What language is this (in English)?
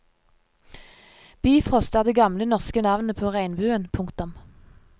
Norwegian